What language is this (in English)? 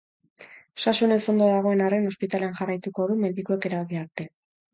Basque